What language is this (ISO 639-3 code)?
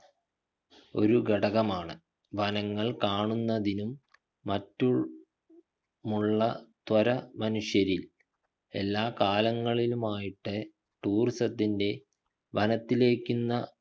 mal